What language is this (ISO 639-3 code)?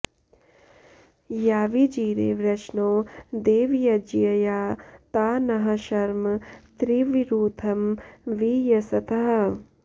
san